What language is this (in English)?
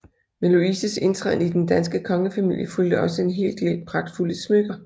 Danish